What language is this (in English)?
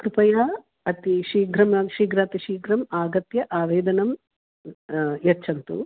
Sanskrit